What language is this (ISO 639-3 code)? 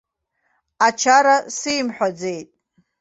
abk